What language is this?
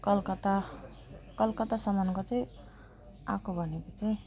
Nepali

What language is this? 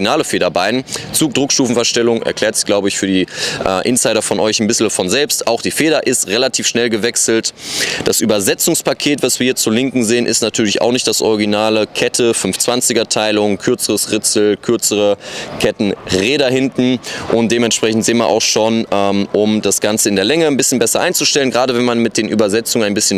German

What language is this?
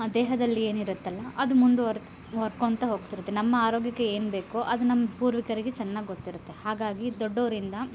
Kannada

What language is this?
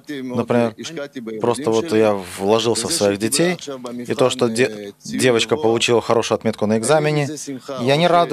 Russian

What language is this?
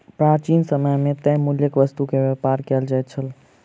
Maithili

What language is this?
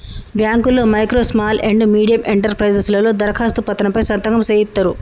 Telugu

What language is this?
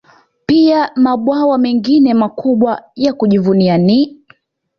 Swahili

